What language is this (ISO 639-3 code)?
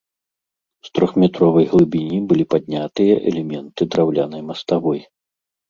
bel